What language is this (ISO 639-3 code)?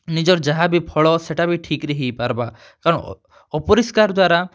ori